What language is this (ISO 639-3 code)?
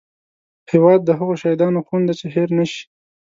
pus